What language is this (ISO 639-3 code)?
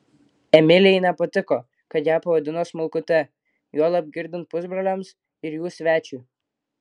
lit